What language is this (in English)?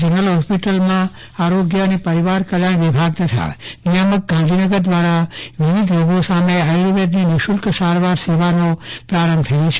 Gujarati